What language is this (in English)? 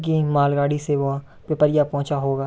Hindi